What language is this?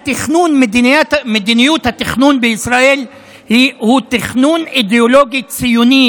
Hebrew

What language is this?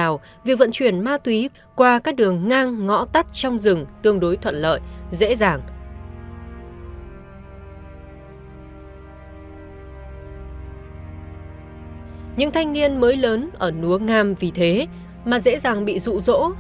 Vietnamese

